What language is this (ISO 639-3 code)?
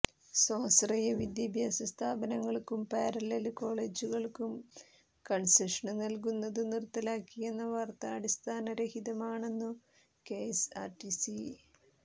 mal